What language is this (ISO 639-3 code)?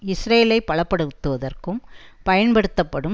tam